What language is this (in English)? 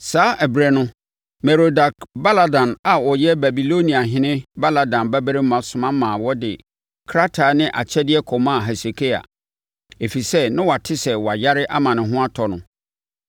Akan